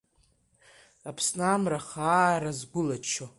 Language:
Abkhazian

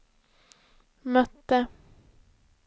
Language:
Swedish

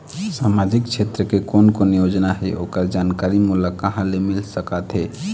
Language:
Chhattisgarhi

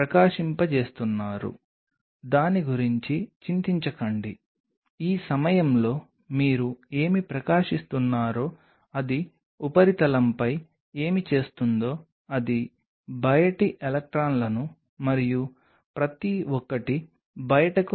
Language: Telugu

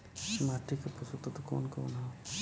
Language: Bhojpuri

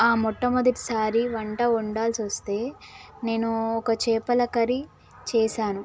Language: Telugu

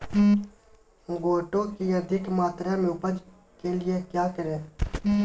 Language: Magahi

